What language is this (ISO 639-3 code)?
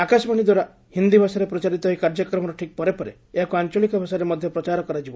ori